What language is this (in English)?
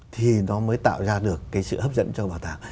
Vietnamese